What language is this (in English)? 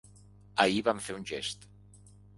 Catalan